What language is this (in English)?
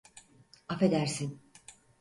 Turkish